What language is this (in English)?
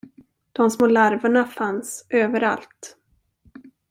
Swedish